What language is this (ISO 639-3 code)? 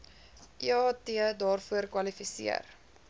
afr